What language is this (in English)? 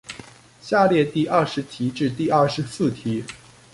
Chinese